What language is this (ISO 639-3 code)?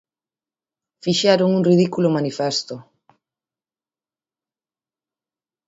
glg